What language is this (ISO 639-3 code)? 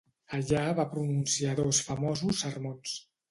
cat